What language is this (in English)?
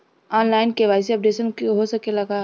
Bhojpuri